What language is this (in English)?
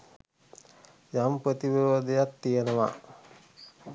Sinhala